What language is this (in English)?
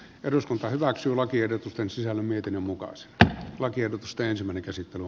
Finnish